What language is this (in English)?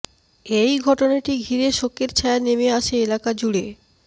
Bangla